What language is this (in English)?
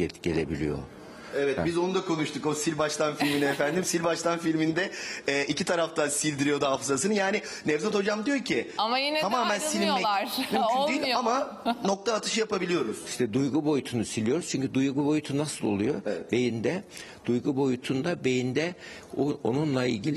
Turkish